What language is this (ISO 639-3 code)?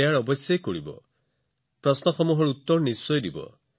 asm